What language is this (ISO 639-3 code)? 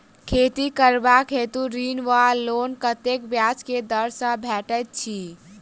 mai